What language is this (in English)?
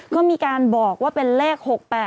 Thai